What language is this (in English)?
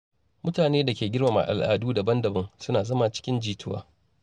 Hausa